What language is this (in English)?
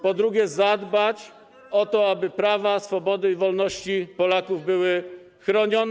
Polish